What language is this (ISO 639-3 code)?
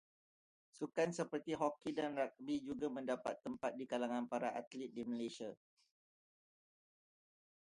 msa